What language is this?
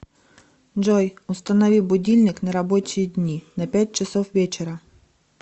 Russian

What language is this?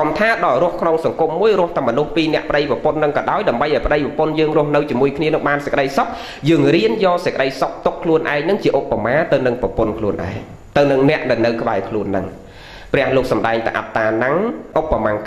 Vietnamese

